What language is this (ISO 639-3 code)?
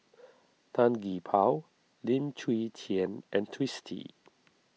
eng